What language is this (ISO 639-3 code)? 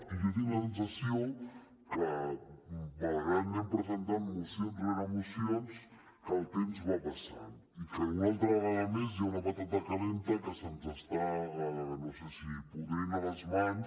cat